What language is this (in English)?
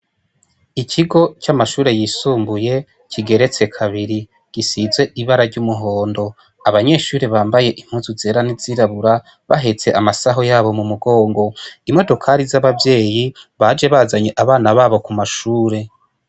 Rundi